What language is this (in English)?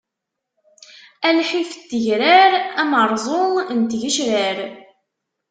Kabyle